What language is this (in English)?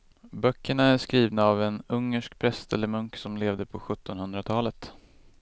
Swedish